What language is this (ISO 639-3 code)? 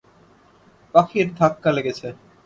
ben